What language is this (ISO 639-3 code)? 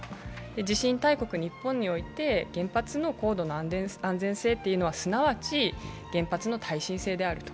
jpn